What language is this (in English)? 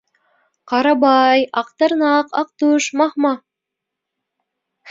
Bashkir